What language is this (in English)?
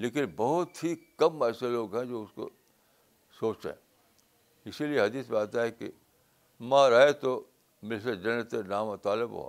Urdu